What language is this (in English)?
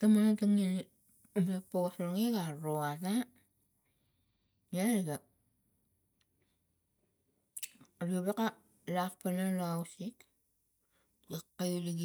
Tigak